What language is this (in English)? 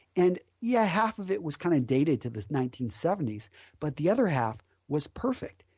English